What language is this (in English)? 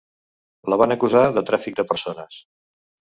Catalan